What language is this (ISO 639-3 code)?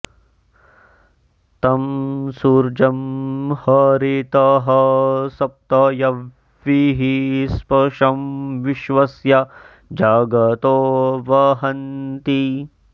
san